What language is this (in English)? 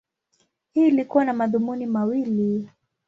Swahili